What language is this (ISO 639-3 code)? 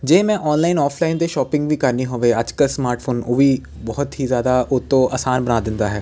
pan